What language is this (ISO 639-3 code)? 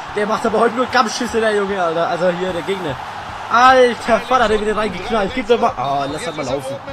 deu